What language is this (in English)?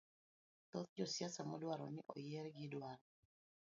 Luo (Kenya and Tanzania)